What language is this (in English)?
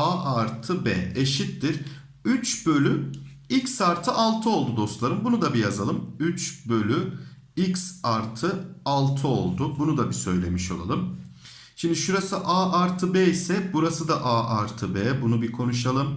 Turkish